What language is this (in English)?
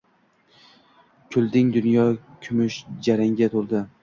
Uzbek